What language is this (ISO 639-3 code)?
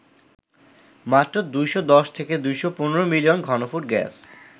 ben